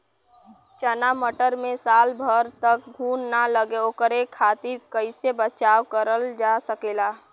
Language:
Bhojpuri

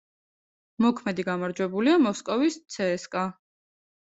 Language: Georgian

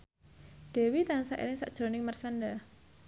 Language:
Javanese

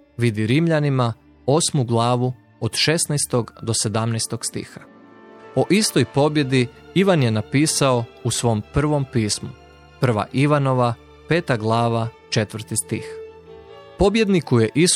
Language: Croatian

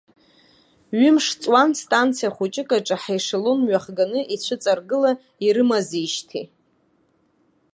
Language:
Abkhazian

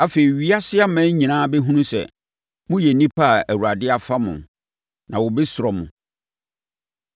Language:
Akan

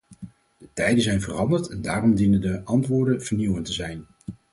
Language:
Dutch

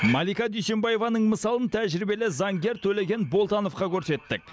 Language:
Kazakh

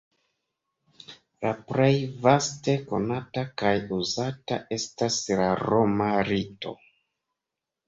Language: Esperanto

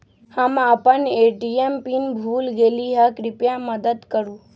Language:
Magahi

